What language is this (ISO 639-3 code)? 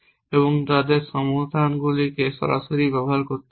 ben